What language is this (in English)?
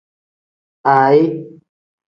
Tem